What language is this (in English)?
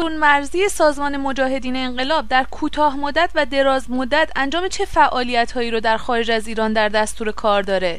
Persian